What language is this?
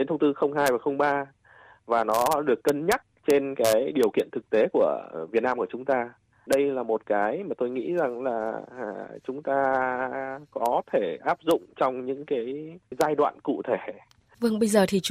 Vietnamese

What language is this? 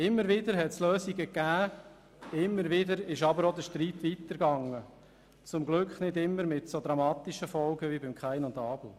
Swiss German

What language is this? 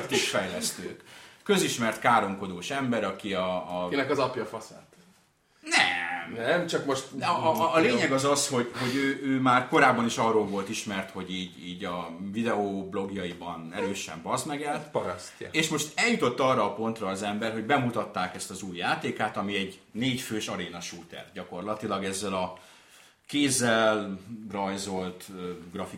Hungarian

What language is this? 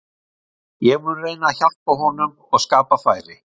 Icelandic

